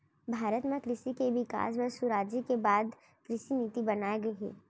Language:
Chhattisgarhi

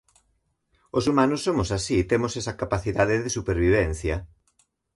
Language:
Galician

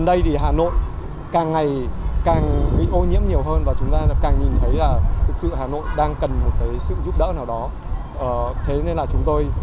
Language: Vietnamese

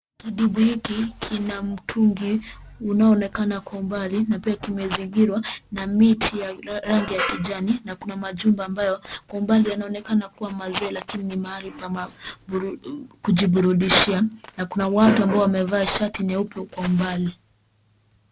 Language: Swahili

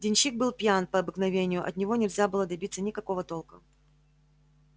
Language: Russian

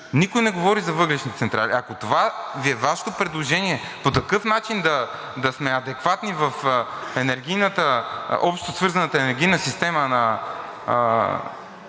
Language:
Bulgarian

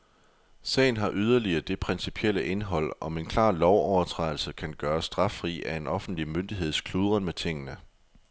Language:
Danish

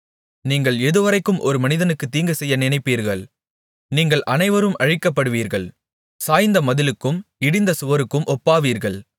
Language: Tamil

